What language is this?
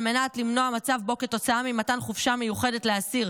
Hebrew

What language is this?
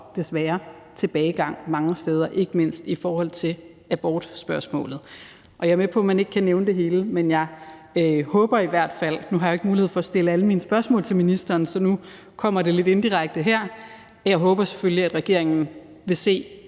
Danish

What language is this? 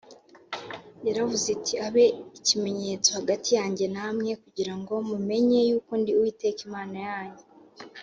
Kinyarwanda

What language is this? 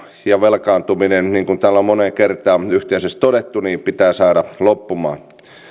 Finnish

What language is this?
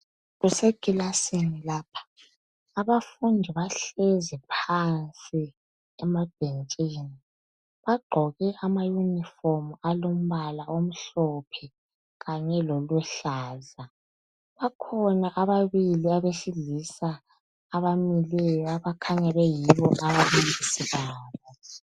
North Ndebele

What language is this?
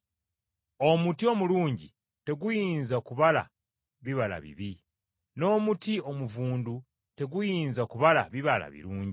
Ganda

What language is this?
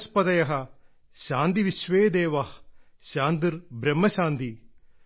Malayalam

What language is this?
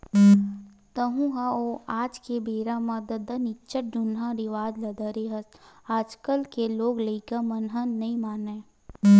Chhattisgarhi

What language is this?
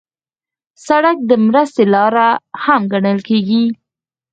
Pashto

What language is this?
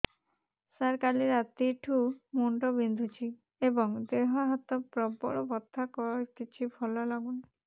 Odia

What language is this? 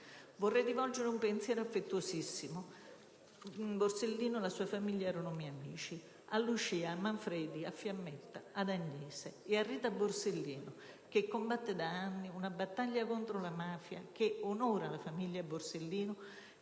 Italian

